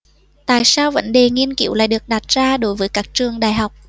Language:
Vietnamese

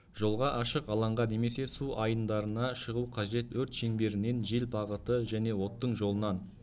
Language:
Kazakh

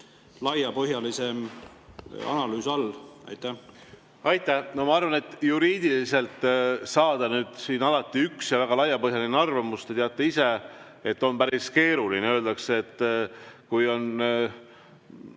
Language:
Estonian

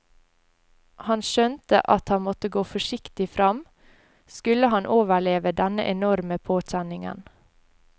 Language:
Norwegian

